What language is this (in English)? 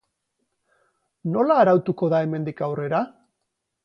Basque